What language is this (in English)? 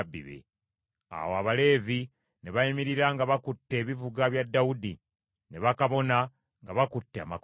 Ganda